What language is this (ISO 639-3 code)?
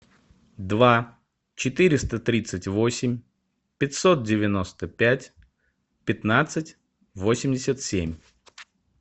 rus